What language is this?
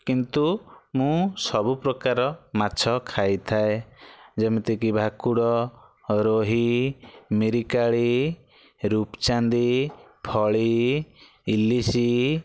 Odia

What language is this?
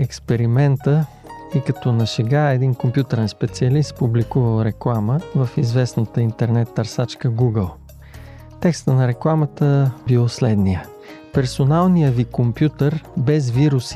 Bulgarian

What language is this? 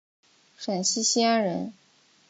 Chinese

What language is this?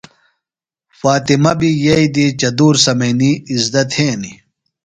Phalura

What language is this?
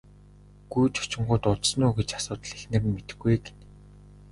Mongolian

